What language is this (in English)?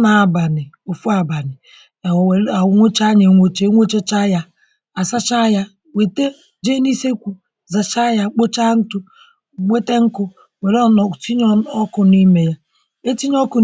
Igbo